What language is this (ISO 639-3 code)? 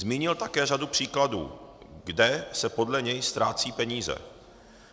ces